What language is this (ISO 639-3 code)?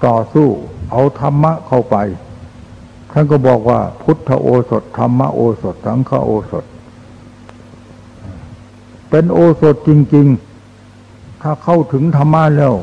tha